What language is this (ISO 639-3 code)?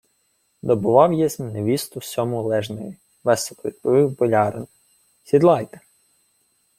ukr